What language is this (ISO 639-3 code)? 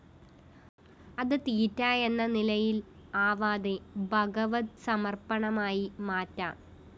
mal